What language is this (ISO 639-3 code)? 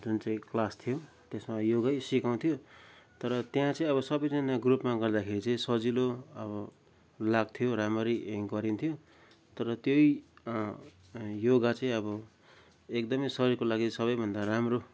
nep